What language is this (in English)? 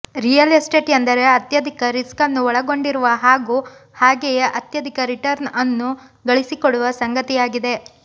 Kannada